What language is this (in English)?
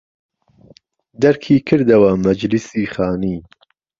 Central Kurdish